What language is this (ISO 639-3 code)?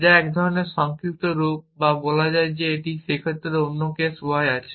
ben